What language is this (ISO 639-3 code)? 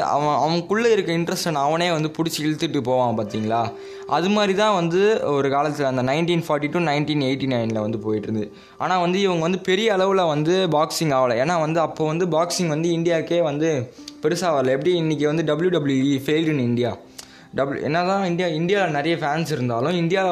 tam